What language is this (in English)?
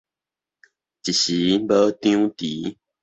Min Nan Chinese